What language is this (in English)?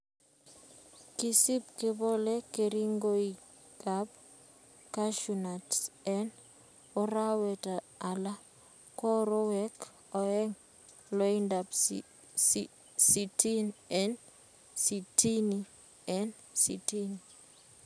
Kalenjin